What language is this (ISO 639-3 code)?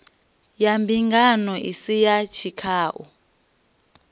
ven